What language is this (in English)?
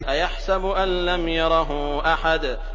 Arabic